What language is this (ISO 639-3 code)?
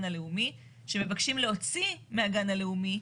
heb